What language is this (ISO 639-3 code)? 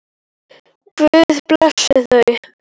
isl